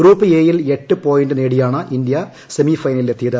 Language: Malayalam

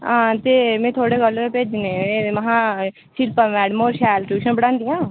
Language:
Dogri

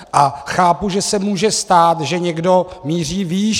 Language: Czech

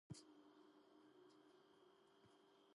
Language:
Georgian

